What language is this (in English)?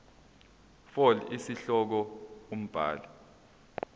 Zulu